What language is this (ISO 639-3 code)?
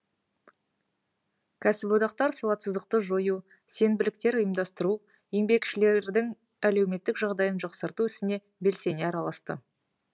kaz